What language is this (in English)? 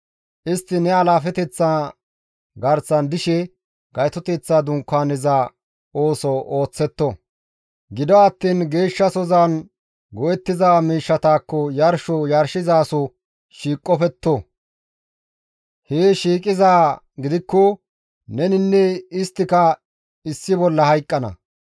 Gamo